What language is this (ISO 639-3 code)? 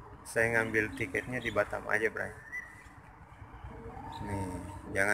ind